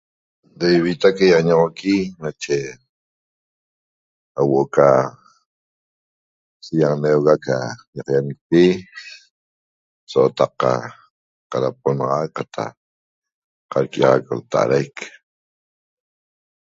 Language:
Toba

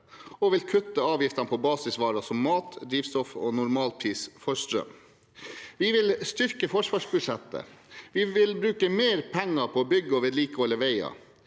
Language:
Norwegian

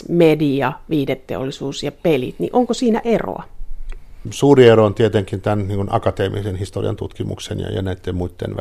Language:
Finnish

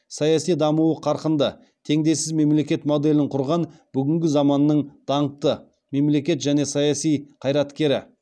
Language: Kazakh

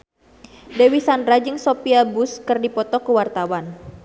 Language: Sundanese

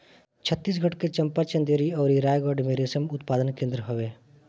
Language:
Bhojpuri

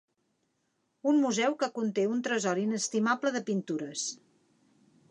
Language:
Catalan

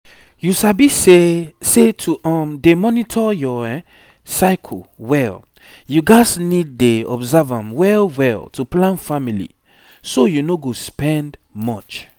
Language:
Nigerian Pidgin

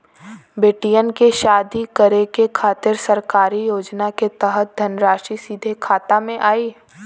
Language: Bhojpuri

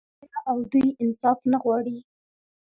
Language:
Pashto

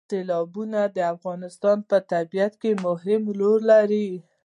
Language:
Pashto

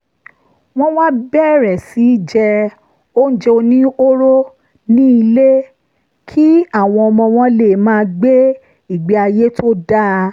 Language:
Yoruba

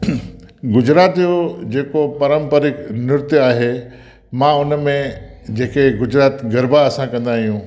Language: Sindhi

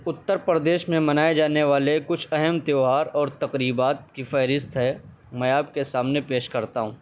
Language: Urdu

